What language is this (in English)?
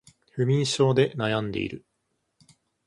Japanese